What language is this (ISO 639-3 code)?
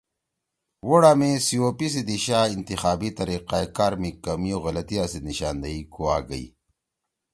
trw